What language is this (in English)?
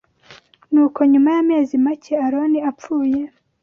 Kinyarwanda